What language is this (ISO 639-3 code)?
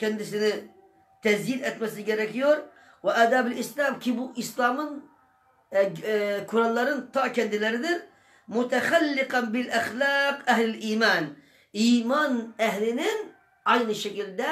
tur